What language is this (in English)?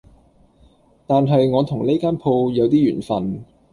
Cantonese